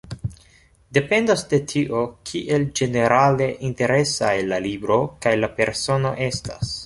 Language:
Esperanto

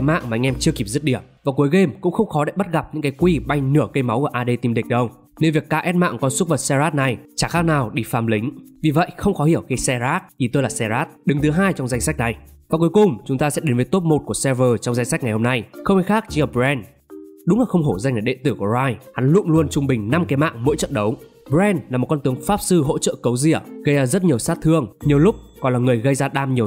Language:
Vietnamese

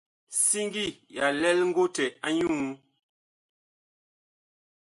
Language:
Bakoko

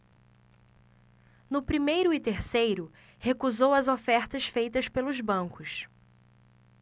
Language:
Portuguese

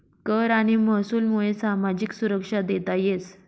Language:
Marathi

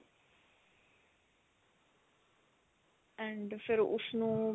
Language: Punjabi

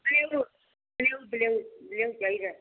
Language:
Punjabi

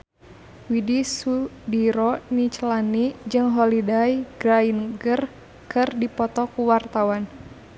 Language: Sundanese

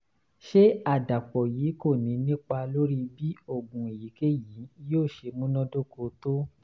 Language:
Yoruba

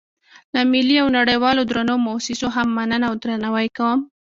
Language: Pashto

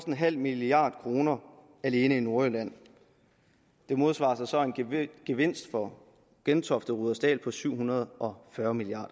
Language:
Danish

